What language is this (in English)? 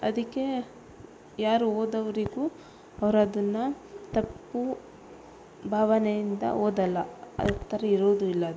Kannada